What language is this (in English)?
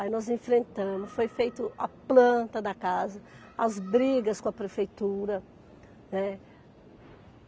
Portuguese